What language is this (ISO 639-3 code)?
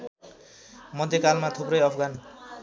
nep